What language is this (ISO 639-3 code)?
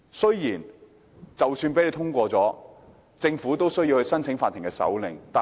yue